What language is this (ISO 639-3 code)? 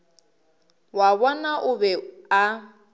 nso